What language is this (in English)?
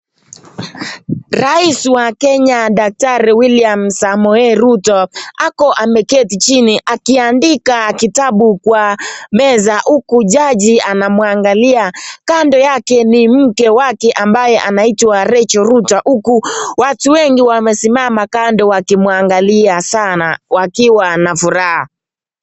Swahili